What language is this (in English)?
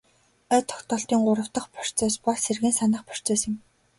Mongolian